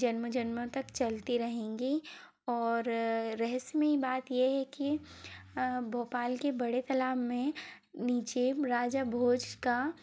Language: Hindi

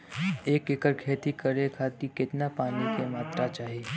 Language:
Bhojpuri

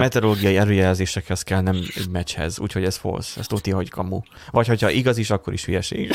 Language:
Hungarian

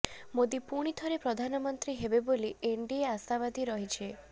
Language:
Odia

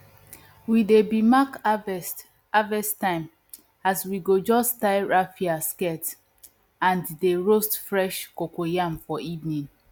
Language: Nigerian Pidgin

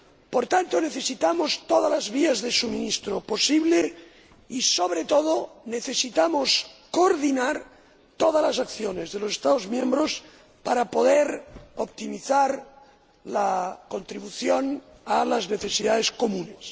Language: Spanish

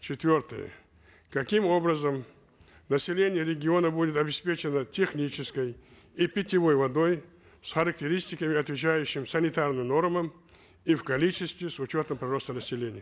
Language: Kazakh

